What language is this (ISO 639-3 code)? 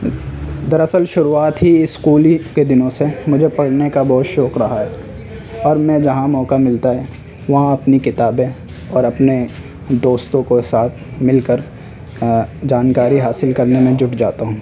urd